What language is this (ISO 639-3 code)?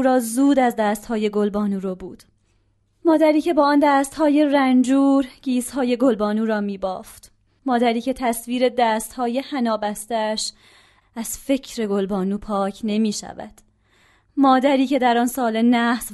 fas